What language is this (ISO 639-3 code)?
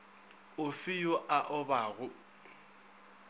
nso